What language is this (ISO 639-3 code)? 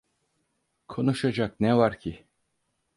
tur